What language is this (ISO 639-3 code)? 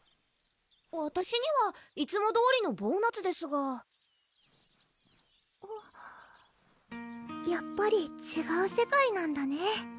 jpn